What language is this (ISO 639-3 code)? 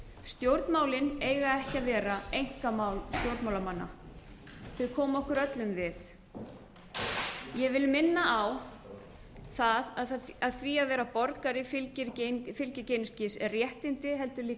isl